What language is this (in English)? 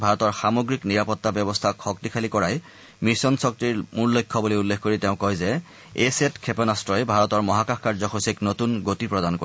Assamese